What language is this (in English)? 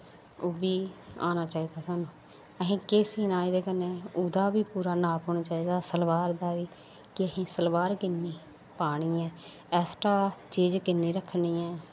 Dogri